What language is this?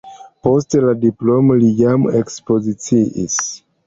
Esperanto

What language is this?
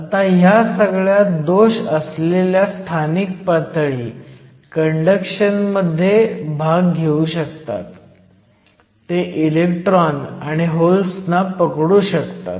Marathi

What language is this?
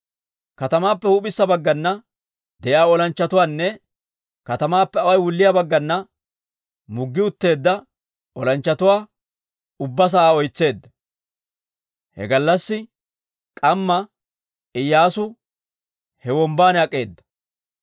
Dawro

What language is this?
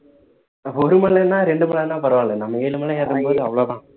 Tamil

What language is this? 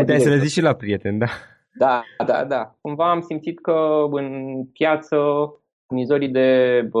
Romanian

